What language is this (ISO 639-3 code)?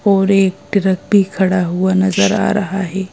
hin